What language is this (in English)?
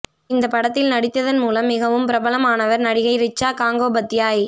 Tamil